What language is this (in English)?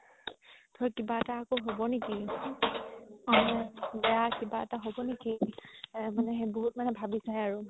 Assamese